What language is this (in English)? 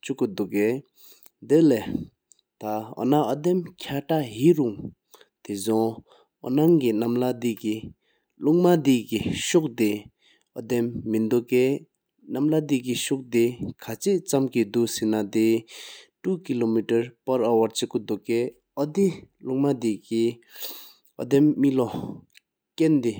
Sikkimese